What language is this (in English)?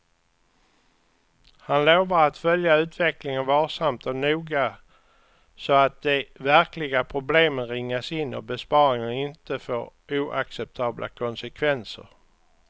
Swedish